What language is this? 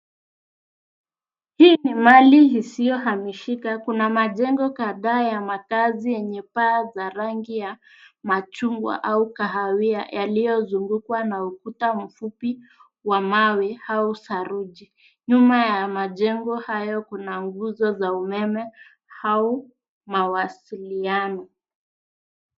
Swahili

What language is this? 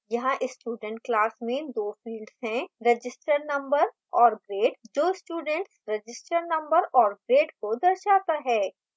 Hindi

